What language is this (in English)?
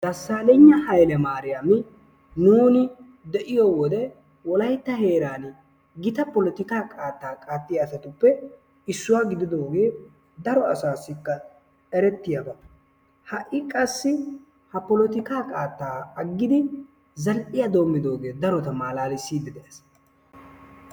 Wolaytta